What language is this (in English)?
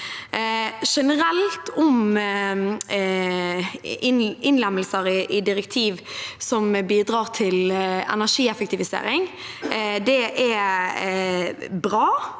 Norwegian